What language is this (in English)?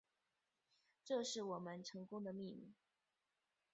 Chinese